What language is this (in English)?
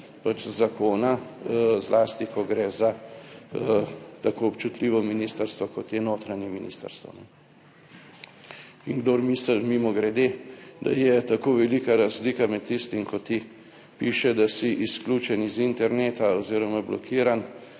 Slovenian